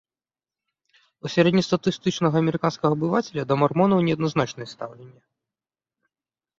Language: Belarusian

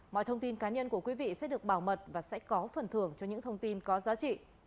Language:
Vietnamese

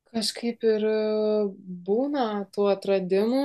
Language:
Lithuanian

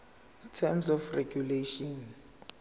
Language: Zulu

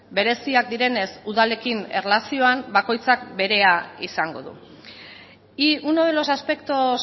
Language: Basque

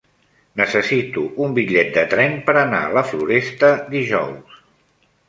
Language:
Catalan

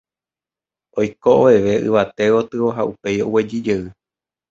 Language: Guarani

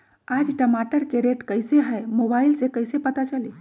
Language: Magahi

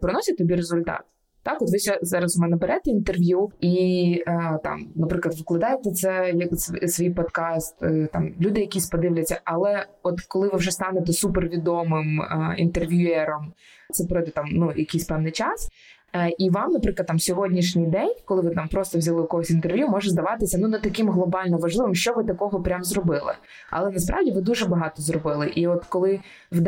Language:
Ukrainian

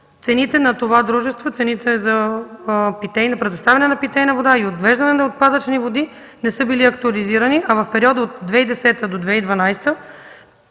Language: Bulgarian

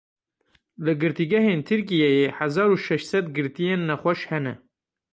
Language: Kurdish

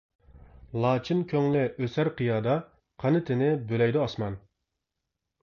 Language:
Uyghur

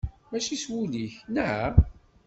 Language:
Kabyle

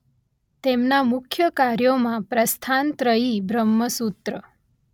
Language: Gujarati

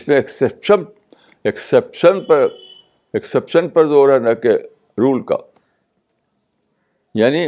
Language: Urdu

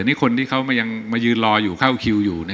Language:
Thai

